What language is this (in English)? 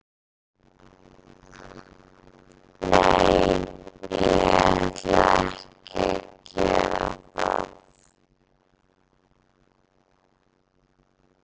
Icelandic